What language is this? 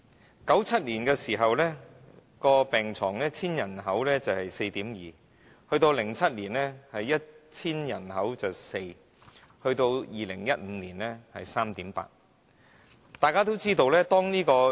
Cantonese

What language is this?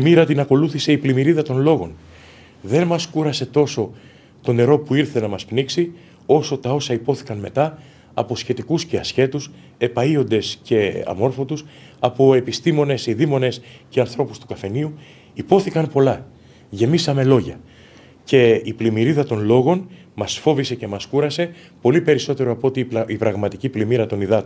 Greek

